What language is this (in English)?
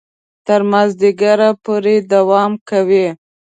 Pashto